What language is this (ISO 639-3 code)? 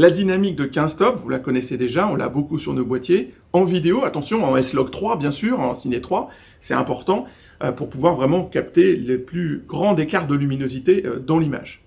fra